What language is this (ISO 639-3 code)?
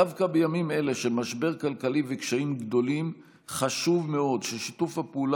heb